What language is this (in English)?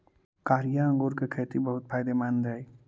Magahi